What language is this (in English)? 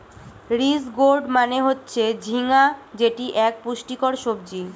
Bangla